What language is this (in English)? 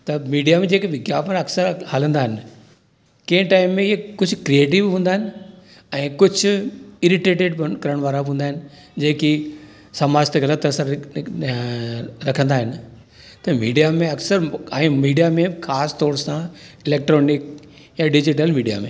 Sindhi